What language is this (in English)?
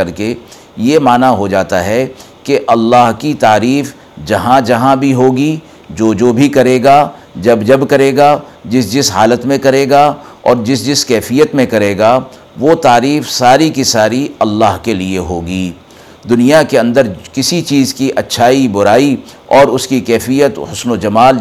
Urdu